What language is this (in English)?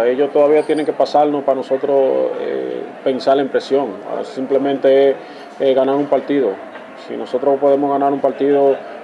Spanish